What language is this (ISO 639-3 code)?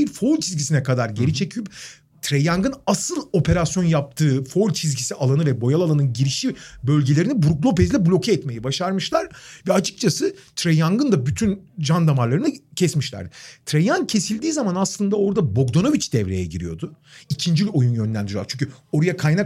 tur